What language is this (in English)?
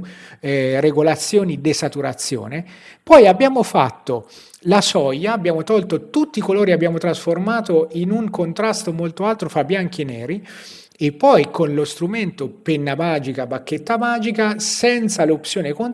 Italian